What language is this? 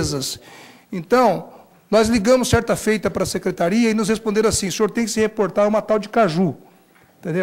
Portuguese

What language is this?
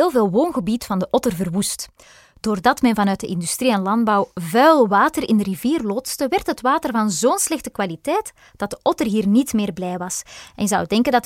Dutch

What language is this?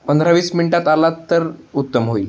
Marathi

